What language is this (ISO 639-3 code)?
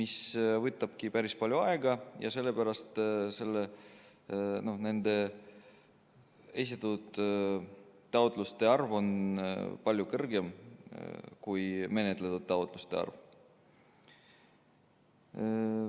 est